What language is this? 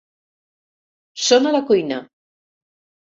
Catalan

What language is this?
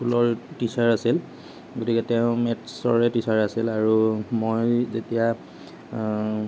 Assamese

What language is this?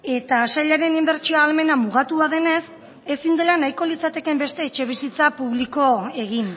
Basque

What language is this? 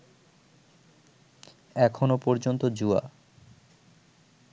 Bangla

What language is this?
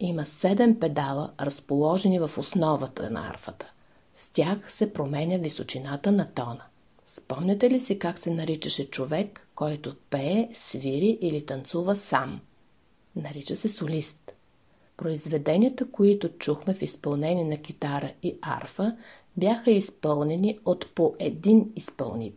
Bulgarian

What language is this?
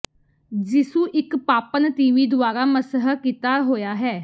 Punjabi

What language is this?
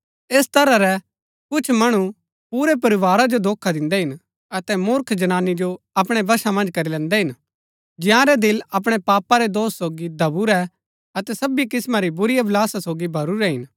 Gaddi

